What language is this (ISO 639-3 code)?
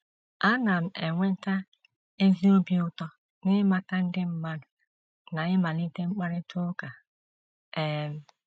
ibo